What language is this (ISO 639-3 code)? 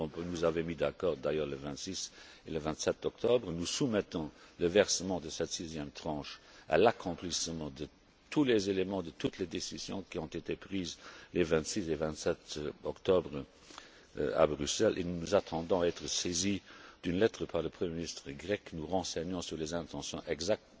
fra